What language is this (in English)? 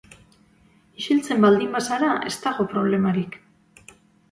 Basque